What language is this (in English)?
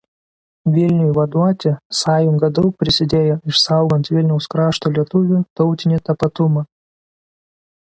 Lithuanian